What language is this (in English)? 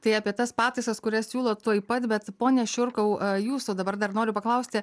Lithuanian